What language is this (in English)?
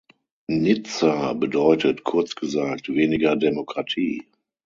German